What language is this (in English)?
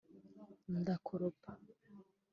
Kinyarwanda